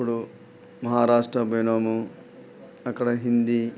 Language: Telugu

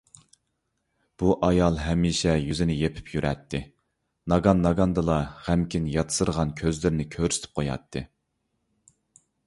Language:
Uyghur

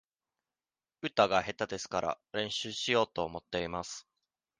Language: Japanese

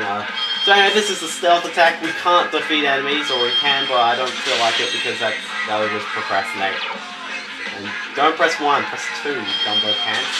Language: English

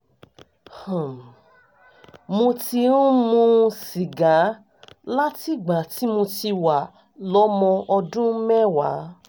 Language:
Yoruba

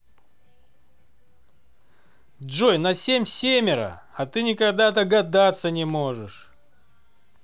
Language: Russian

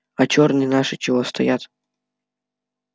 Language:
Russian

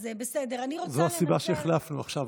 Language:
Hebrew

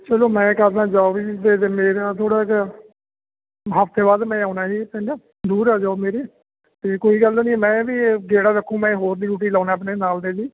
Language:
Punjabi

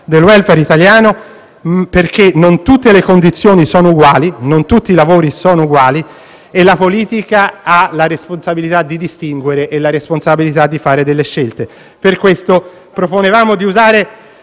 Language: Italian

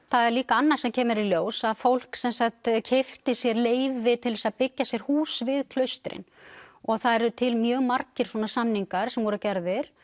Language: Icelandic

